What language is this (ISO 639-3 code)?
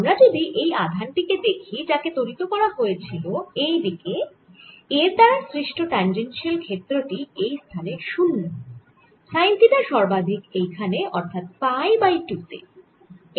ben